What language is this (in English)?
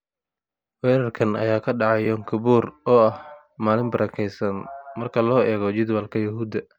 Somali